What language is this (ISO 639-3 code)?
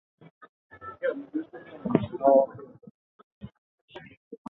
eus